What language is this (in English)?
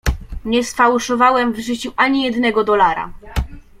Polish